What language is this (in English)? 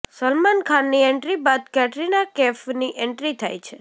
Gujarati